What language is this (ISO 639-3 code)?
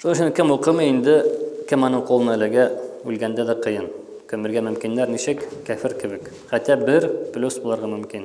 tur